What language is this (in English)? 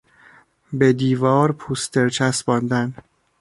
Persian